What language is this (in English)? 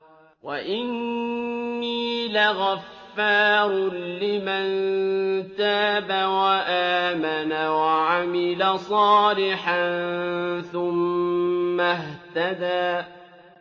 Arabic